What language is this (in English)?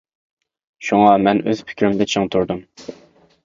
Uyghur